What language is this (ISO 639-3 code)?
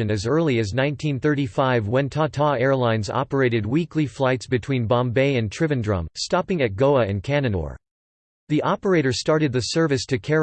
eng